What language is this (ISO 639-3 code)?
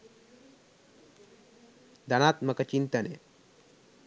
sin